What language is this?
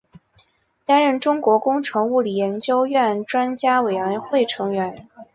Chinese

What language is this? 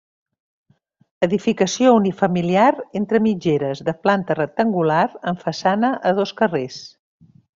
Catalan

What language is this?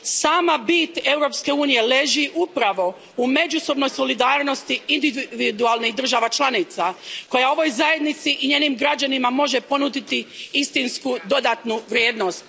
Croatian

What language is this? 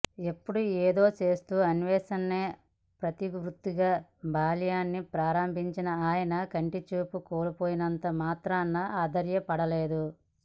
Telugu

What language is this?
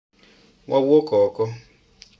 Luo (Kenya and Tanzania)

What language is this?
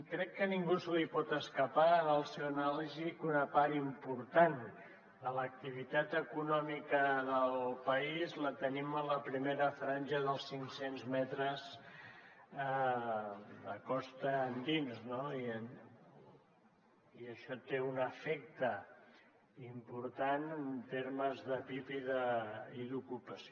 Catalan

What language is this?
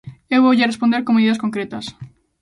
Galician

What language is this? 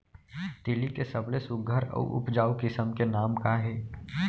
Chhattisgarhi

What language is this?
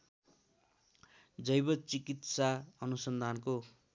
Nepali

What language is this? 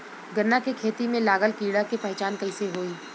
Bhojpuri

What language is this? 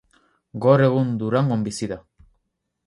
Basque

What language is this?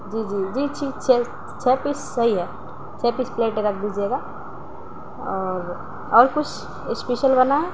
Urdu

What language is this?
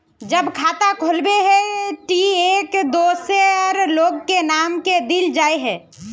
Magahi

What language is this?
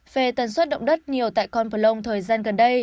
Vietnamese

